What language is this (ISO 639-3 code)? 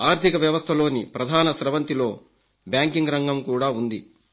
tel